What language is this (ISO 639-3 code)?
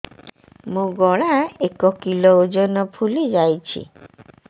ori